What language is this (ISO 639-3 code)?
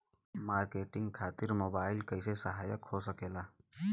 bho